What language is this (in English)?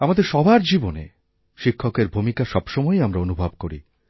Bangla